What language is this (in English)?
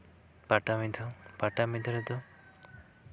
Santali